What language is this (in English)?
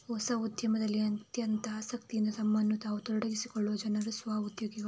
Kannada